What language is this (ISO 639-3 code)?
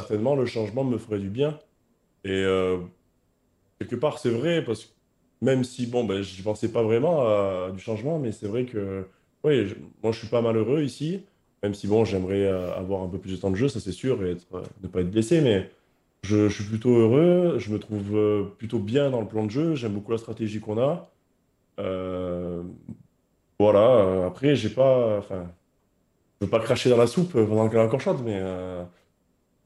fra